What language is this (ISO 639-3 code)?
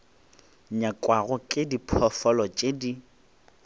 nso